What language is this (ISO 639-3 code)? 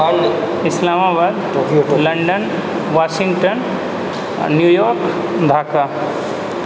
mai